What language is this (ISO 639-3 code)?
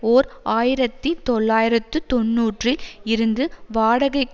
tam